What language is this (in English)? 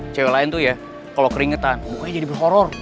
Indonesian